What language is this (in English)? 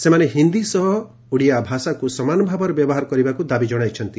Odia